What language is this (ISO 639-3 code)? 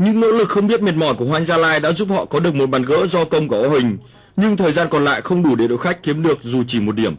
vie